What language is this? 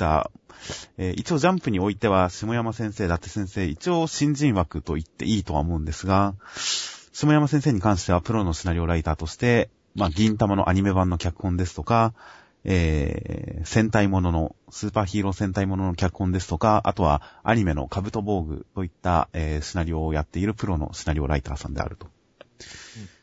Japanese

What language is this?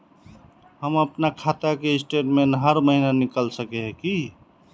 Magahi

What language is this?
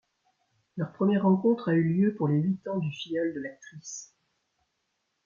French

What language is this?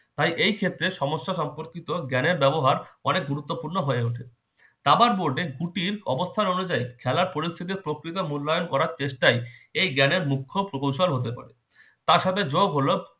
Bangla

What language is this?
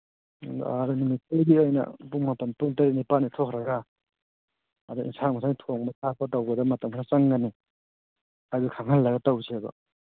Manipuri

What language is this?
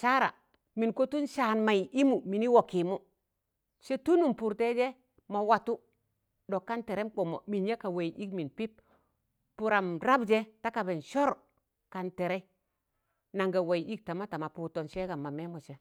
Tangale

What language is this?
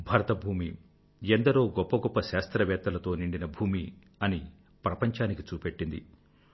Telugu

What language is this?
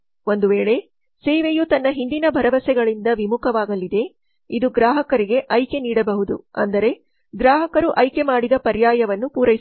Kannada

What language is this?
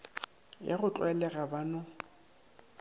Northern Sotho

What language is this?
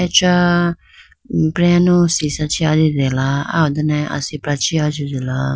Idu-Mishmi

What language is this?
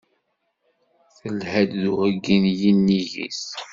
Kabyle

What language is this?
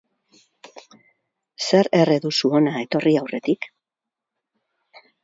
Basque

